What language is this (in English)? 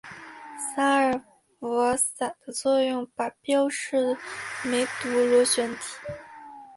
Chinese